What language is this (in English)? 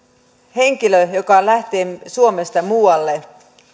Finnish